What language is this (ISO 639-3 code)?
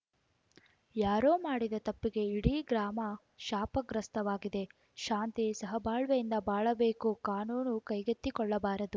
kan